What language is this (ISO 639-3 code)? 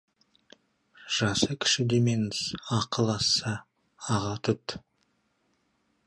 kaz